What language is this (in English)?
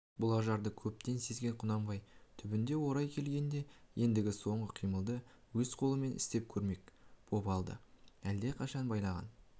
Kazakh